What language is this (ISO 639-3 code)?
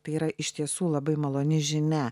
lit